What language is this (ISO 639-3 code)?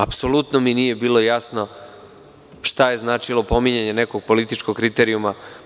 srp